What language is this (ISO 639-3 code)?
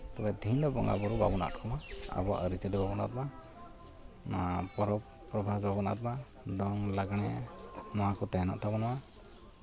sat